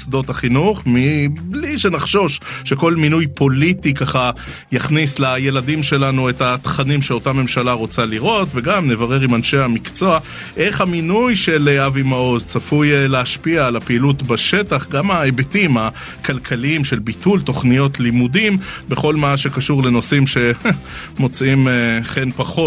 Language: Hebrew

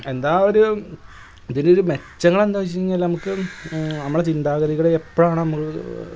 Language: Malayalam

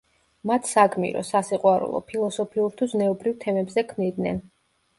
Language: Georgian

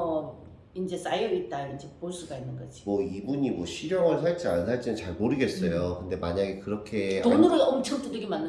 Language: Korean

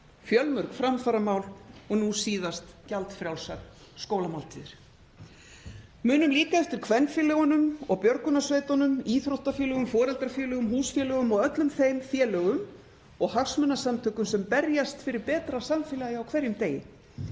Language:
Icelandic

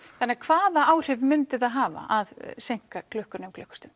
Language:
Icelandic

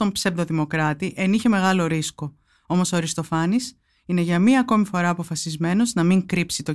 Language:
Greek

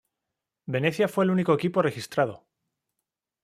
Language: Spanish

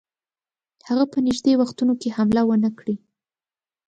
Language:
Pashto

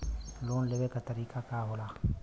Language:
Bhojpuri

